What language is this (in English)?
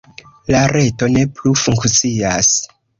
Esperanto